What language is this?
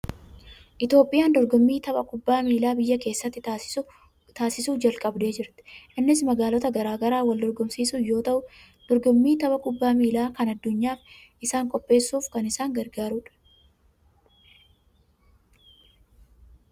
Oromo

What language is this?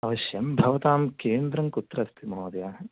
Sanskrit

